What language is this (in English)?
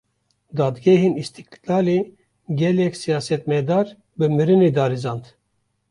Kurdish